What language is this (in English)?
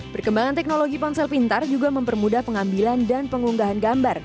Indonesian